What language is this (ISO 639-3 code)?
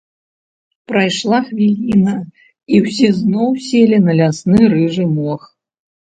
bel